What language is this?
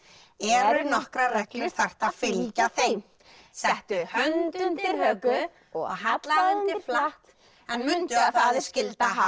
Icelandic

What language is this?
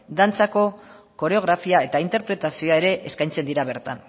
Basque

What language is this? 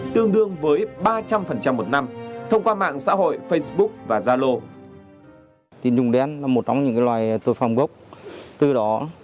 Vietnamese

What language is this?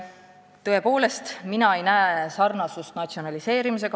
Estonian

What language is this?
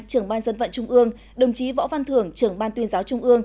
Vietnamese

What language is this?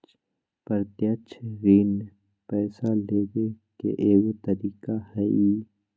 Magahi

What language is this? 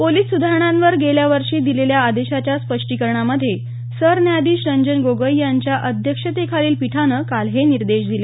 Marathi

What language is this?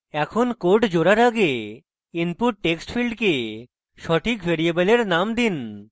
Bangla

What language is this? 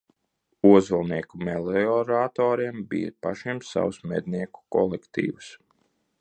Latvian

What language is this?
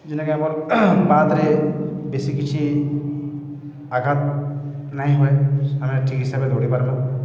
Odia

